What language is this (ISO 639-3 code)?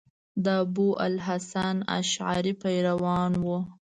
pus